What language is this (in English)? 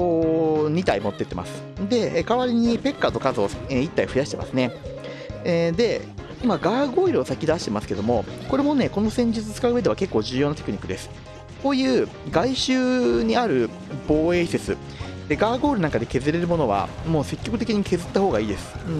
Japanese